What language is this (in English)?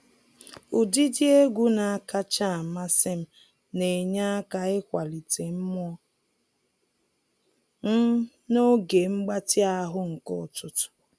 Igbo